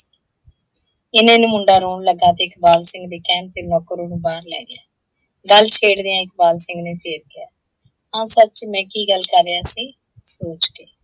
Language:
Punjabi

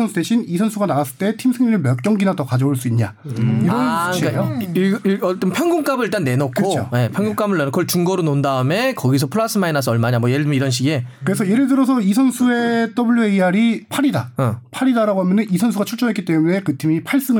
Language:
Korean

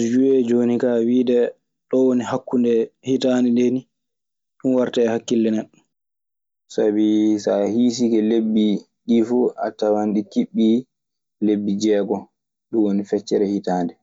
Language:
Maasina Fulfulde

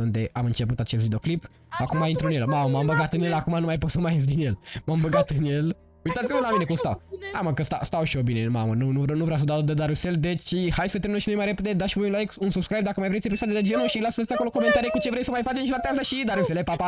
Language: Romanian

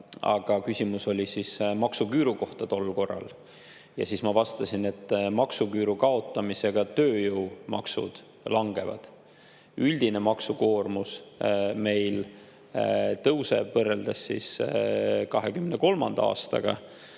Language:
Estonian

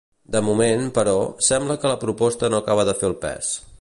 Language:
Catalan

